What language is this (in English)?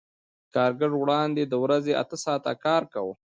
Pashto